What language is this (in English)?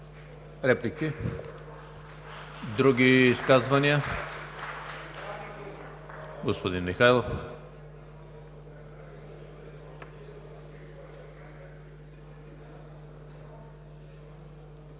Bulgarian